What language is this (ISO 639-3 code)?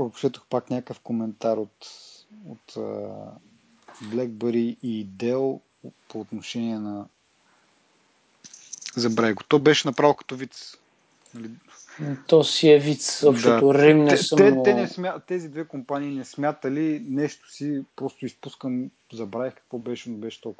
bul